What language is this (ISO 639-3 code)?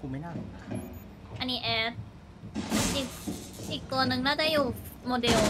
tha